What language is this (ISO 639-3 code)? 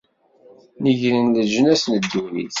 kab